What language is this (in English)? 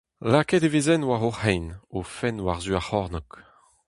Breton